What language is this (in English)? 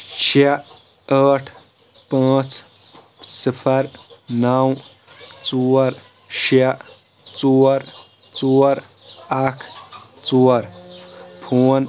Kashmiri